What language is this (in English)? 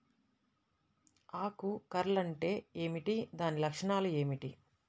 Telugu